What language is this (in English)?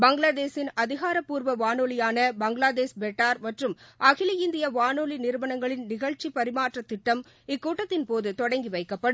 Tamil